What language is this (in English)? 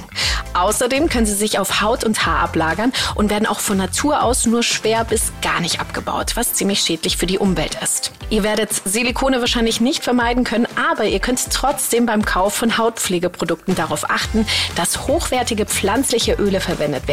German